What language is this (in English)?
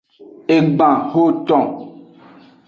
Aja (Benin)